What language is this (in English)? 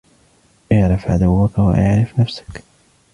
Arabic